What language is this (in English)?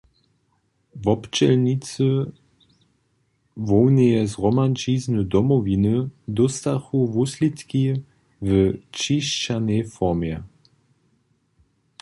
Upper Sorbian